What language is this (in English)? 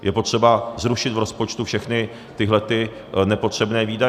Czech